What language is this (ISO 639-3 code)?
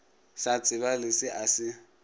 nso